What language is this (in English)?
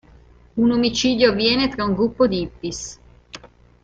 Italian